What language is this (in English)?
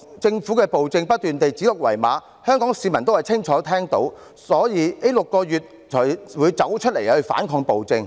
Cantonese